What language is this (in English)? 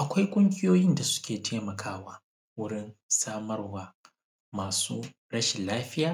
Hausa